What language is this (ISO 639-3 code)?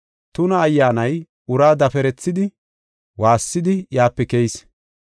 gof